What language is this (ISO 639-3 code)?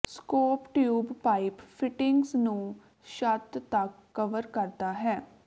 pan